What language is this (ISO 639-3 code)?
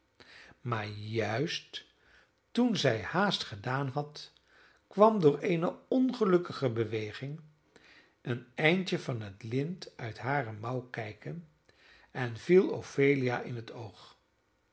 nld